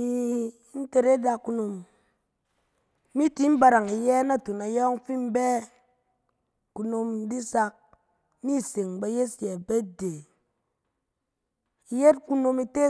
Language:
Cen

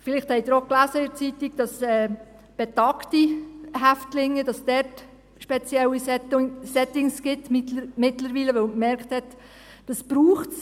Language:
Swiss German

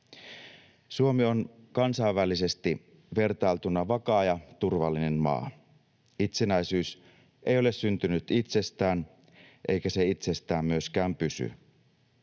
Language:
Finnish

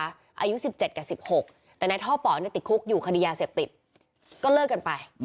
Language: Thai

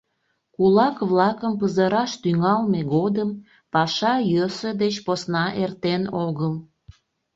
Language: Mari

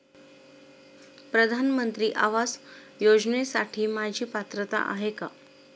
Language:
Marathi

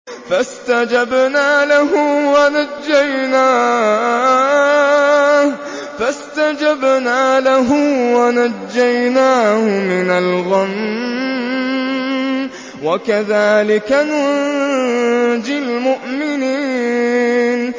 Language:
Arabic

